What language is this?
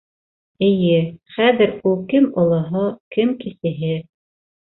Bashkir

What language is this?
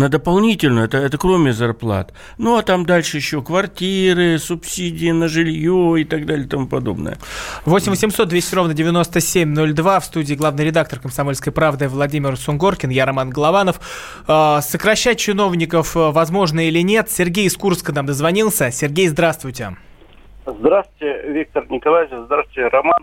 Russian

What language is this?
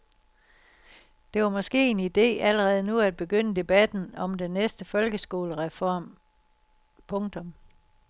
Danish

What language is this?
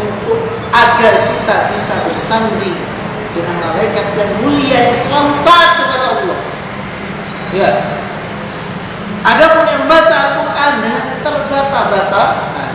Indonesian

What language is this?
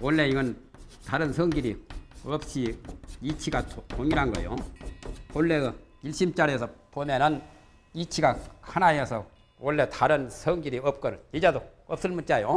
Korean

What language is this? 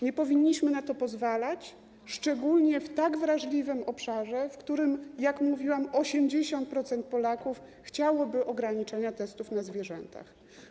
Polish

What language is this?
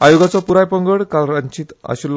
Konkani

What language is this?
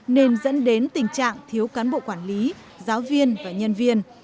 Vietnamese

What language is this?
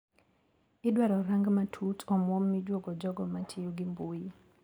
Luo (Kenya and Tanzania)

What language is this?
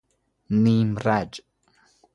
Persian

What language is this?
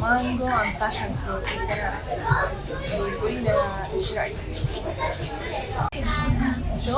Arabic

